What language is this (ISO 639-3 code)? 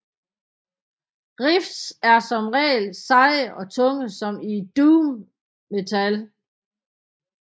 dan